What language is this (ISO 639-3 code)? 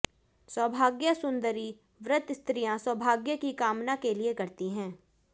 hin